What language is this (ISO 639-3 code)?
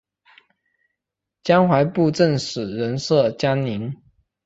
zho